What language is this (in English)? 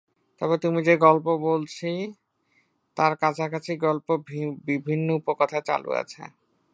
Bangla